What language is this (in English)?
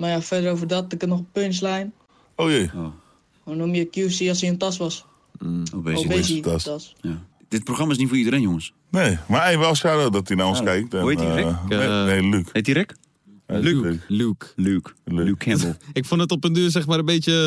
Dutch